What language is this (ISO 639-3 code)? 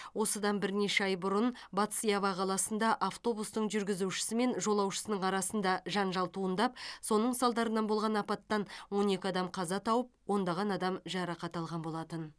kaz